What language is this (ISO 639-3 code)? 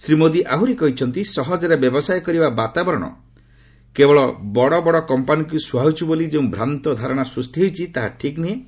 ori